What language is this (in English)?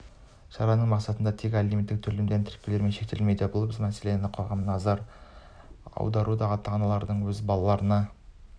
Kazakh